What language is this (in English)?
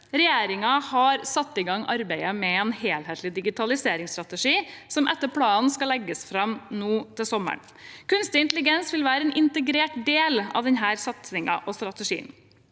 Norwegian